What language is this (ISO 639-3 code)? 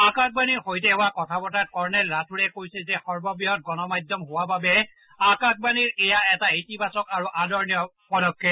asm